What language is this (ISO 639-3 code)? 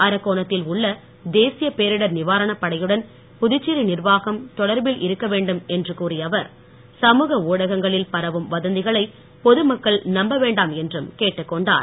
tam